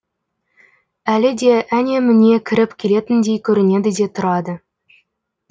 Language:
Kazakh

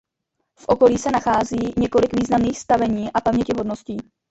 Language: Czech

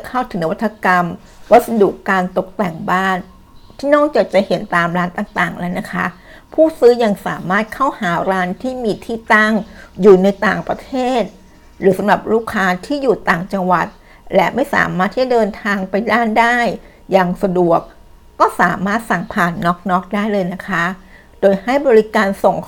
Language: Thai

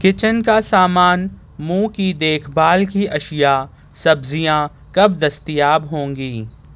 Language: Urdu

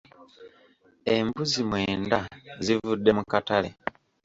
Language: Ganda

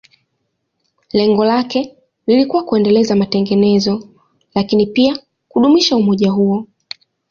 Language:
Swahili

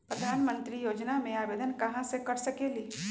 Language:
Magahi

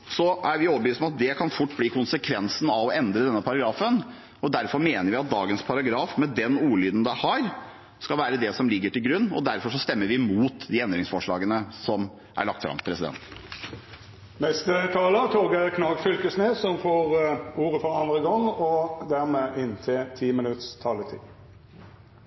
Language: Norwegian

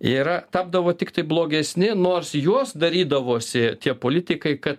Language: Lithuanian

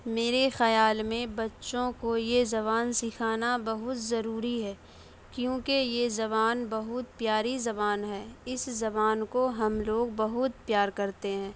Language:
Urdu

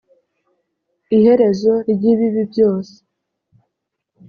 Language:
Kinyarwanda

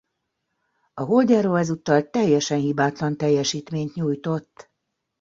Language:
Hungarian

